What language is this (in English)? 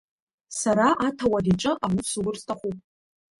Abkhazian